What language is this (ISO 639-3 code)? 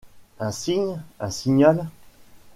fra